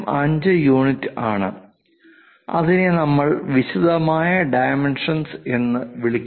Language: Malayalam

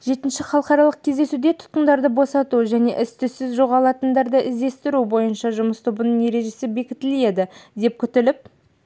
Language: Kazakh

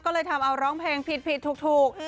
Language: Thai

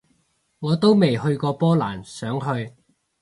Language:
Cantonese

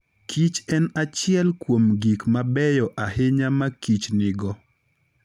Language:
Luo (Kenya and Tanzania)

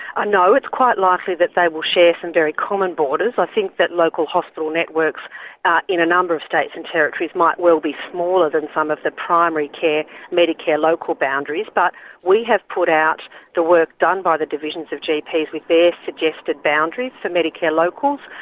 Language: English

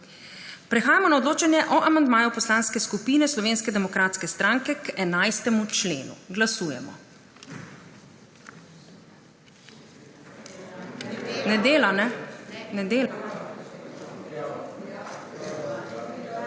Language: Slovenian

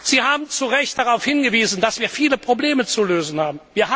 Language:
German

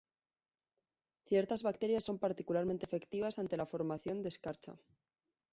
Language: Spanish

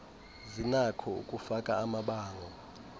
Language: Xhosa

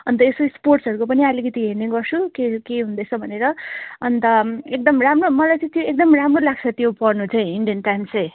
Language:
Nepali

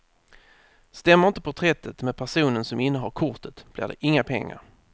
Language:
Swedish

